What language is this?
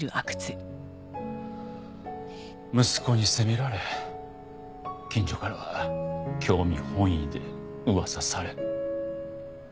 Japanese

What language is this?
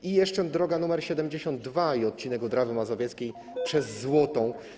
Polish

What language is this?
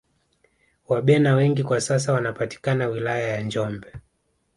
Swahili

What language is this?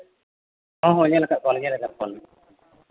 Santali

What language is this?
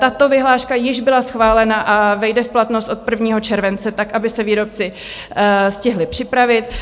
Czech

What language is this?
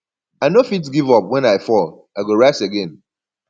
Nigerian Pidgin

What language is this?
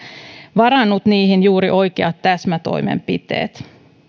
Finnish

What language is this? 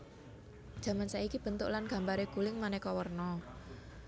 Javanese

